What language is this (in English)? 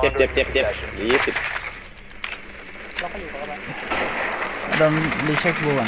Thai